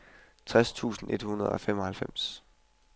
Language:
Danish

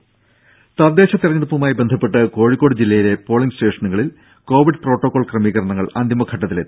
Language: Malayalam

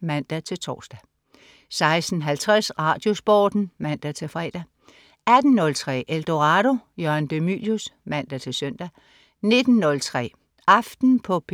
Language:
Danish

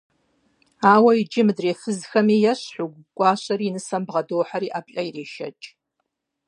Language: Kabardian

